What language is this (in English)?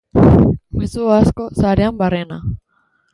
Basque